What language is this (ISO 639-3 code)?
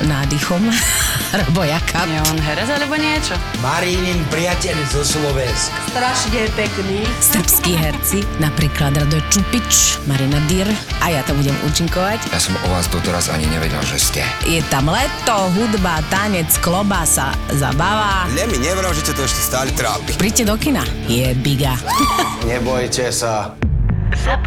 slk